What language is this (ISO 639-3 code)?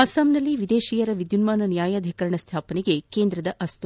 kan